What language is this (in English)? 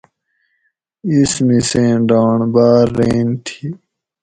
Gawri